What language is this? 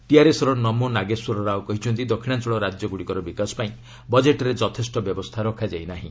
Odia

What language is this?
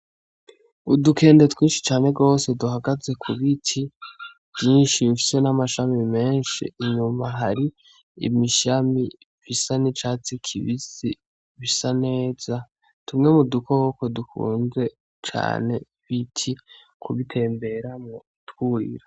Rundi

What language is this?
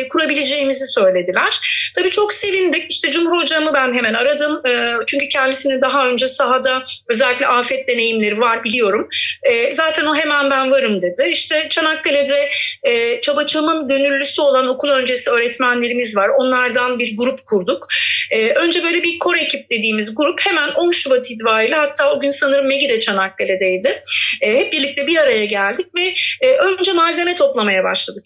Turkish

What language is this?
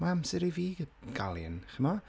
Welsh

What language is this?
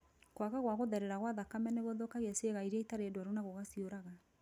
Kikuyu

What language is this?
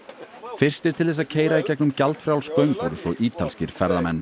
Icelandic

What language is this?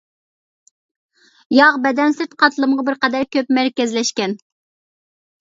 Uyghur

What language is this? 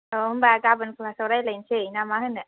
Bodo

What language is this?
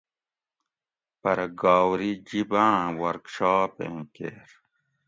Gawri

